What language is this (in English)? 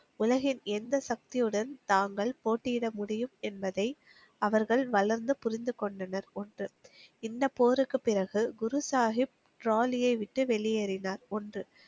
Tamil